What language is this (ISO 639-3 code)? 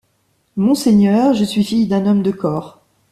fra